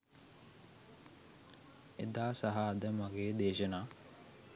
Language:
Sinhala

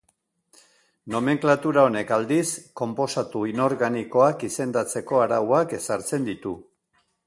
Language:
Basque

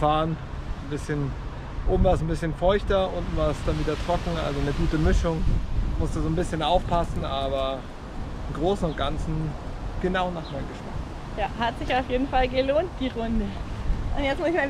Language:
German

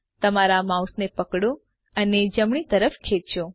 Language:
Gujarati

